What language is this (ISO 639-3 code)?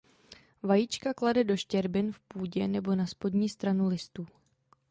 ces